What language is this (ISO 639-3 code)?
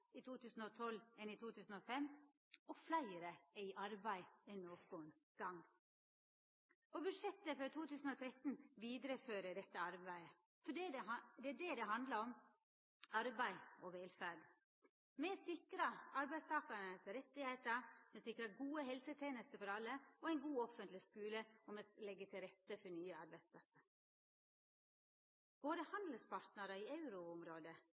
nno